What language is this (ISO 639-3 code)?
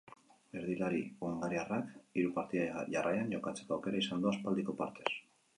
eus